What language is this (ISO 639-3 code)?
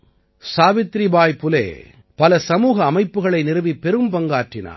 tam